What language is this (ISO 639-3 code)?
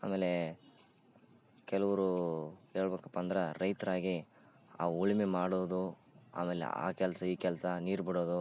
kan